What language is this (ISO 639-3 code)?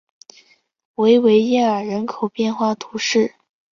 zho